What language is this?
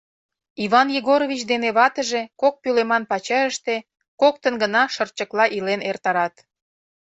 Mari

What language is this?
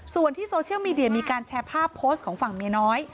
Thai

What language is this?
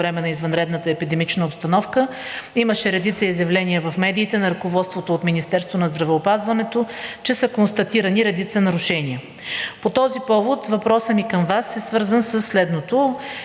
Bulgarian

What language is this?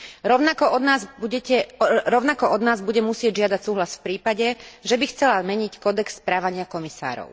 Slovak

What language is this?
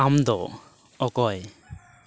Santali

